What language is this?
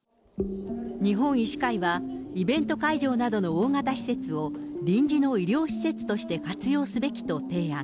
Japanese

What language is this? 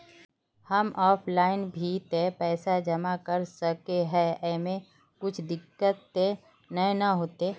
Magahi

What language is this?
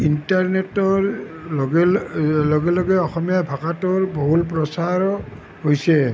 Assamese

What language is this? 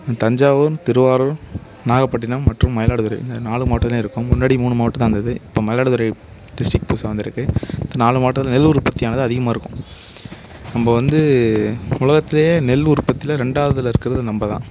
Tamil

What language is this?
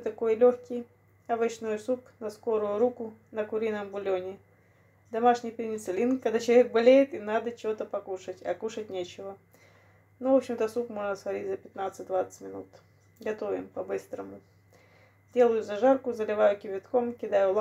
Russian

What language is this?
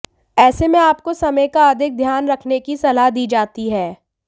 Hindi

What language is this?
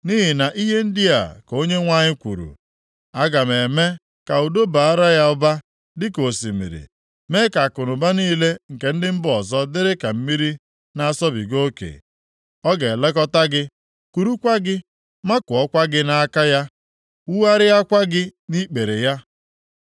Igbo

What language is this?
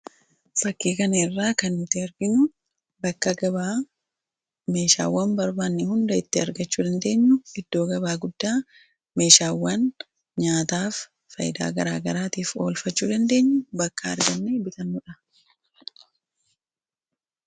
Oromo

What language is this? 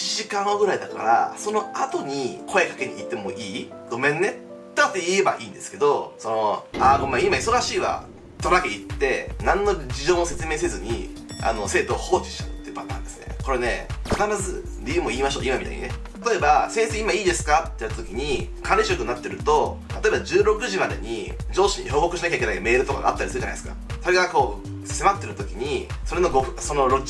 Japanese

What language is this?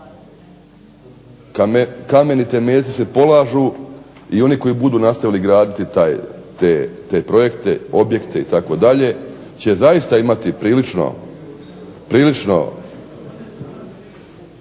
Croatian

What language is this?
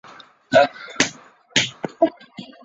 Chinese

